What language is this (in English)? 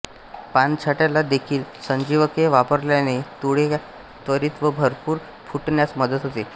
Marathi